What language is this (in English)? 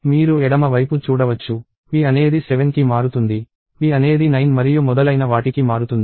Telugu